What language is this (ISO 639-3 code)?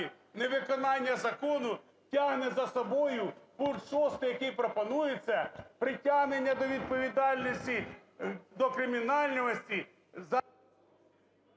ukr